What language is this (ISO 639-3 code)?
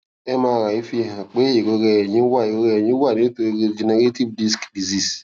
yor